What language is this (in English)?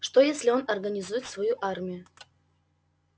Russian